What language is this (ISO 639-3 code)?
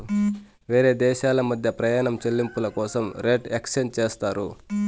tel